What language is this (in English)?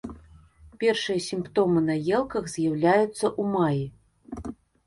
Belarusian